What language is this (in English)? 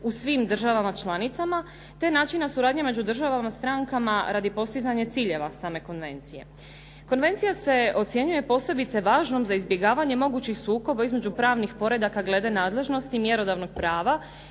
Croatian